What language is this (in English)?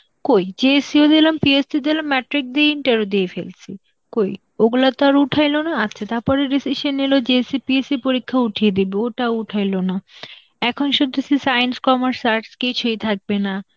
Bangla